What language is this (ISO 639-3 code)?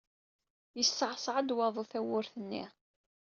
kab